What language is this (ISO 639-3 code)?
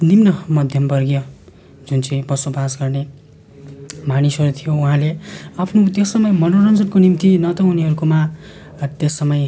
nep